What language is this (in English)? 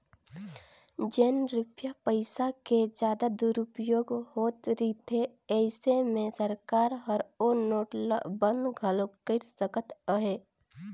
Chhattisgarhi